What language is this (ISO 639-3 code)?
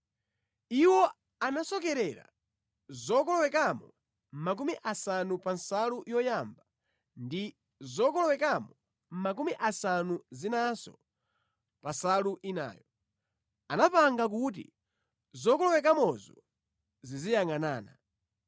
nya